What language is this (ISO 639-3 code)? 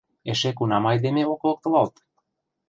chm